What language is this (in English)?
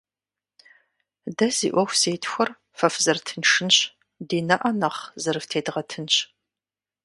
Kabardian